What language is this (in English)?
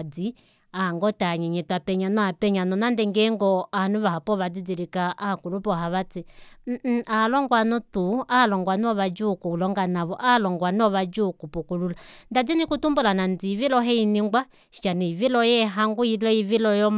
Kuanyama